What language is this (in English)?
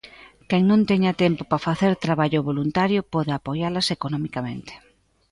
Galician